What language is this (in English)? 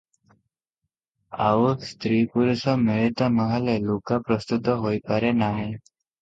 Odia